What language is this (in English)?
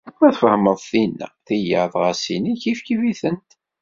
Kabyle